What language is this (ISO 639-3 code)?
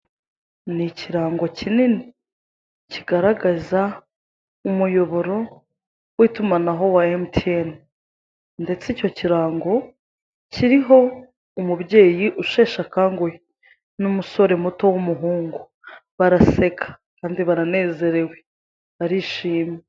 kin